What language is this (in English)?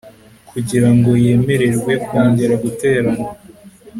Kinyarwanda